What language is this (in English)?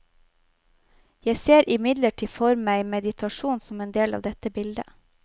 Norwegian